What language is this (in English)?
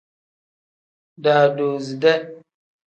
Tem